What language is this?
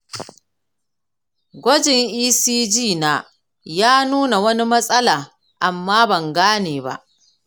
Hausa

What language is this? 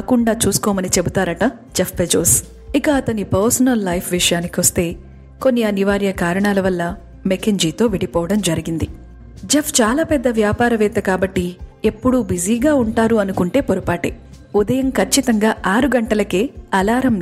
Telugu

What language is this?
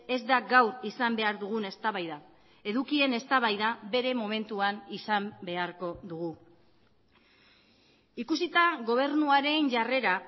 Basque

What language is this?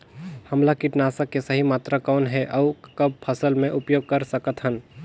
Chhattisgarhi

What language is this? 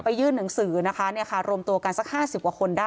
Thai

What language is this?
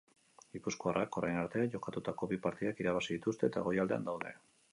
Basque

